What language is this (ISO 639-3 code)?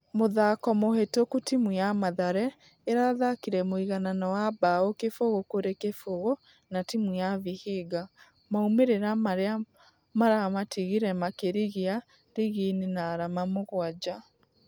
kik